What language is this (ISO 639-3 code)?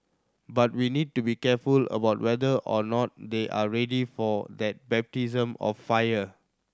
eng